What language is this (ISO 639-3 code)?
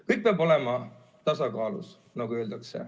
est